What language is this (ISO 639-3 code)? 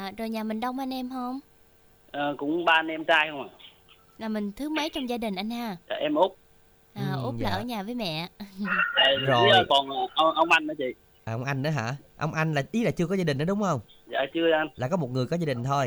vie